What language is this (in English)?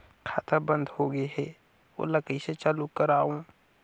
Chhattisgarhi